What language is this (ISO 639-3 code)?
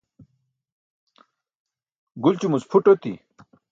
bsk